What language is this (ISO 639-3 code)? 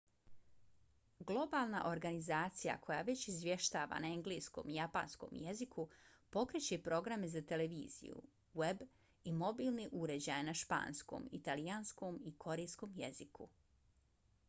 bos